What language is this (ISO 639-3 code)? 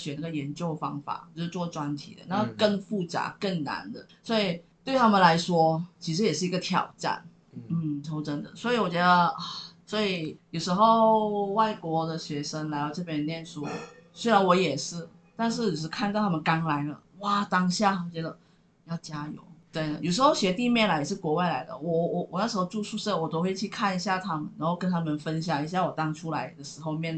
zho